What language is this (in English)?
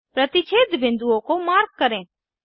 Hindi